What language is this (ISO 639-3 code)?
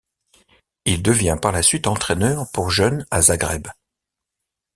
fra